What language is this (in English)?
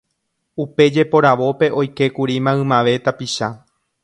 Guarani